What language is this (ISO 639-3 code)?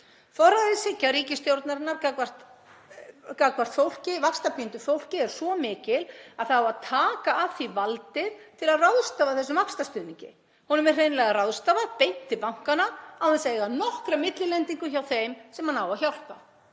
isl